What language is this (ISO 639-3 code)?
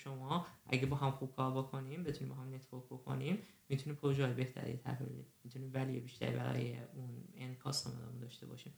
fas